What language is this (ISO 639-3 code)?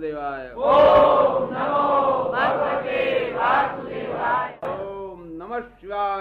guj